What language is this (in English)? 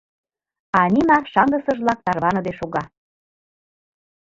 Mari